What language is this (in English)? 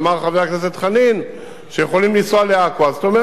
Hebrew